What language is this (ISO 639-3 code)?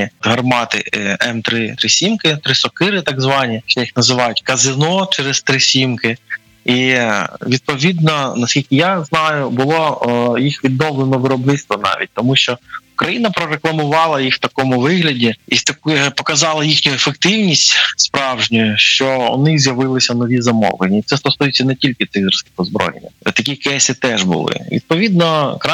ukr